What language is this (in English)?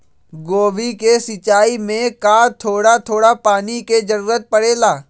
Magahi